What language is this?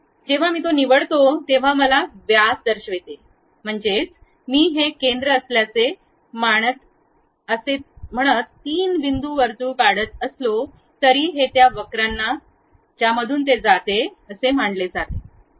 Marathi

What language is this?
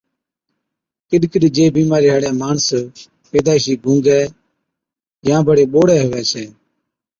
Od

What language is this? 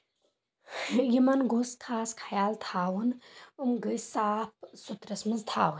Kashmiri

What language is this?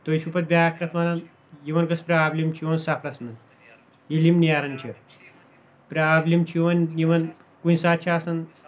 Kashmiri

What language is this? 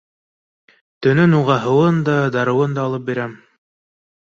Bashkir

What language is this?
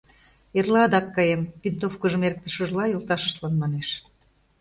Mari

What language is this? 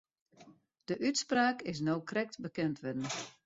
Western Frisian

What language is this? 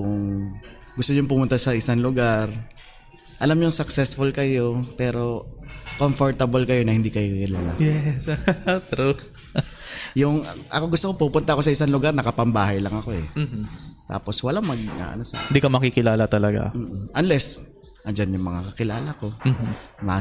Filipino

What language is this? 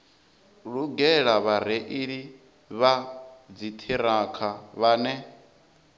Venda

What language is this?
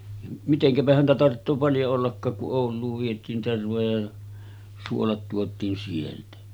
Finnish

